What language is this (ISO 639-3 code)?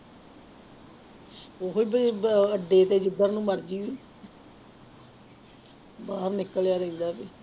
pan